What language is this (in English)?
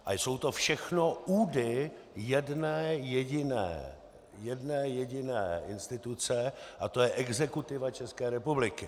Czech